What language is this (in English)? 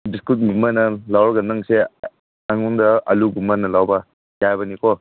Manipuri